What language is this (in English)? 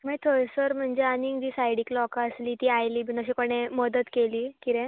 Konkani